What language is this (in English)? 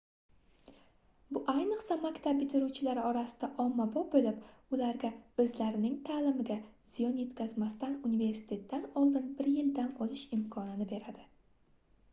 Uzbek